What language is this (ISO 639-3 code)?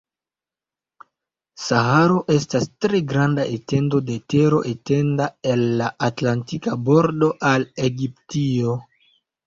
epo